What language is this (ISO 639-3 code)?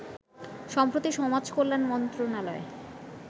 ben